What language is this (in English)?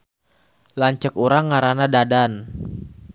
Sundanese